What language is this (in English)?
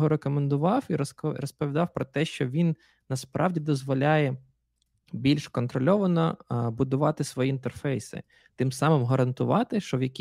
Ukrainian